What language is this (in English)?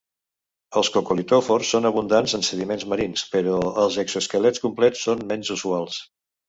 Catalan